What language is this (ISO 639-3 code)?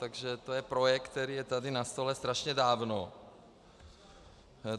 ces